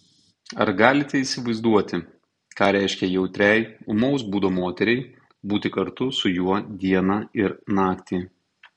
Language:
Lithuanian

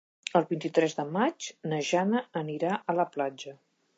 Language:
Catalan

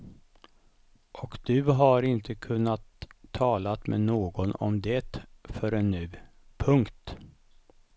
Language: Swedish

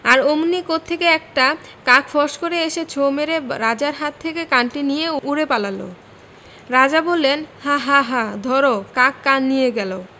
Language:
Bangla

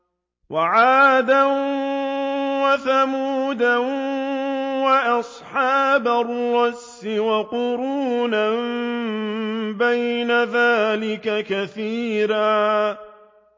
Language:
Arabic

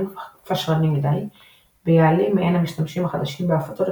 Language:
Hebrew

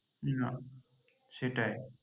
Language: Bangla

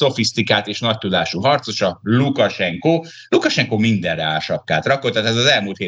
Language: Hungarian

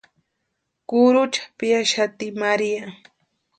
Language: Western Highland Purepecha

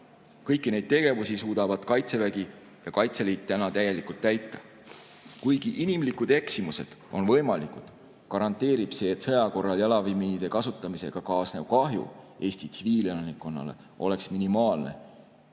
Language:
Estonian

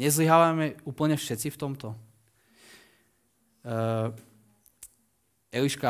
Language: Slovak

